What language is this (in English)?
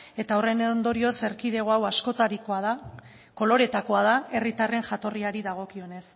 Basque